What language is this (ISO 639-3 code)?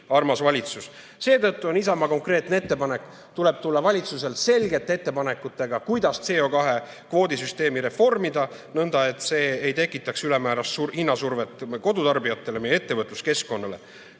est